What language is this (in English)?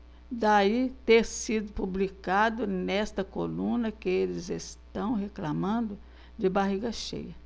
Portuguese